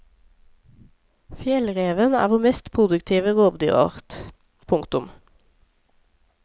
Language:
Norwegian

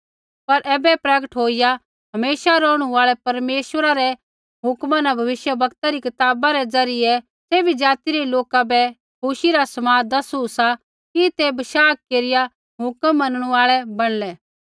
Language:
Kullu Pahari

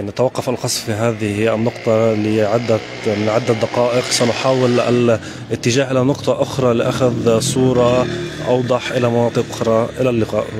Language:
Arabic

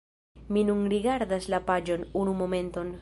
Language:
Esperanto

